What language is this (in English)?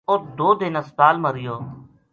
Gujari